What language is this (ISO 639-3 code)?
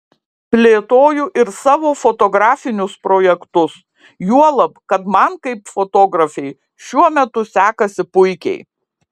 lit